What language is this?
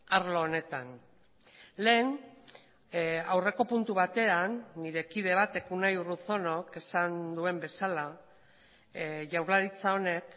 Basque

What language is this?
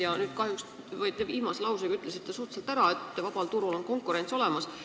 Estonian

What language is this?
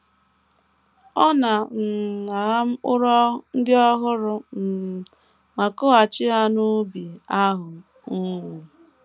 Igbo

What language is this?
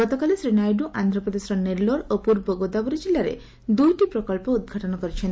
Odia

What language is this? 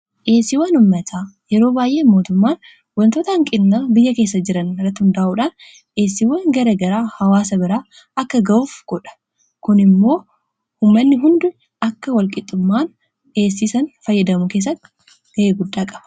Oromo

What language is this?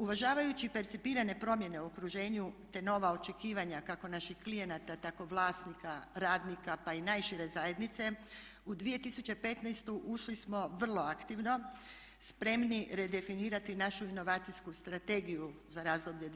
Croatian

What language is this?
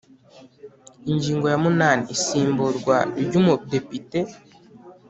Kinyarwanda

